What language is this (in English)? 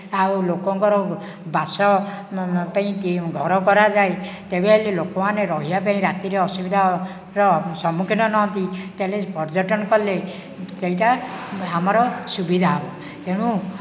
Odia